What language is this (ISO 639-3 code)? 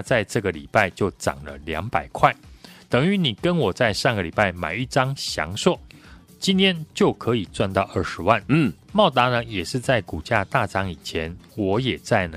zho